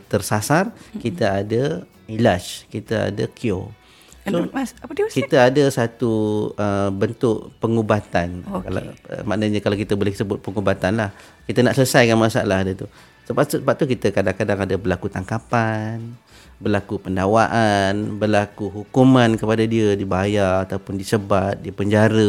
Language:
Malay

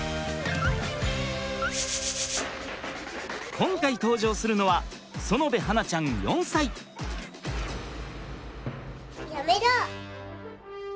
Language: Japanese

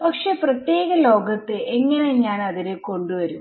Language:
Malayalam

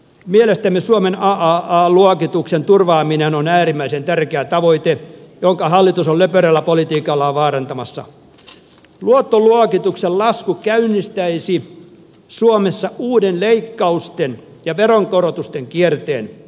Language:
Finnish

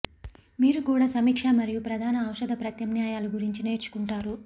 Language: Telugu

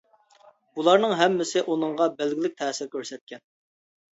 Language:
Uyghur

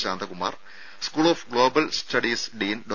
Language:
Malayalam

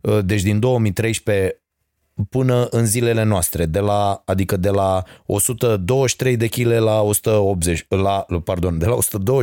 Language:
Romanian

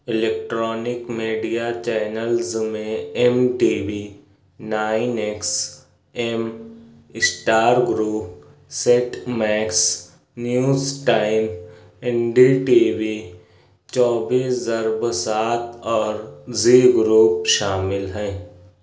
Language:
Urdu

